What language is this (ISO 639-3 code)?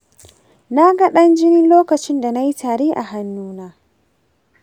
hau